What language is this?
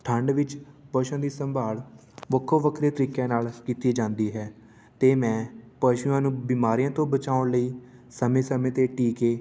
Punjabi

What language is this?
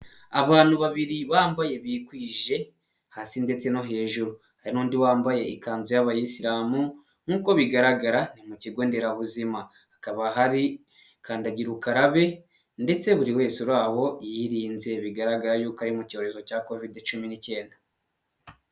Kinyarwanda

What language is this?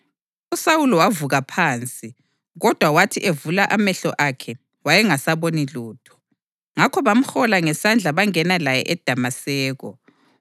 North Ndebele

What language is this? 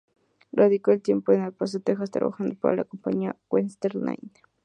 Spanish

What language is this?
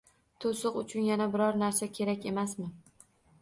Uzbek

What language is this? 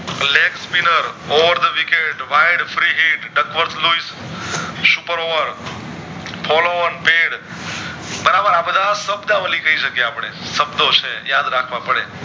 Gujarati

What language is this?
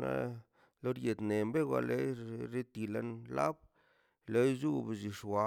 Mazaltepec Zapotec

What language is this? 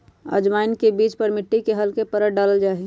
Magahi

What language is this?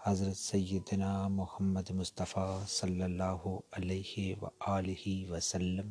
Urdu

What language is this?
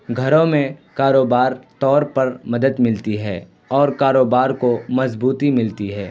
Urdu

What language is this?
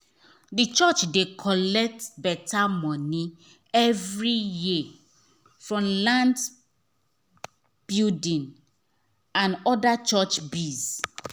Nigerian Pidgin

